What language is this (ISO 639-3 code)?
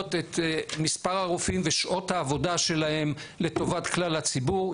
heb